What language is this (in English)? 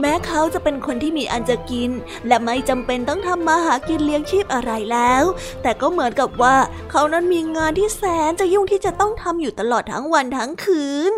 Thai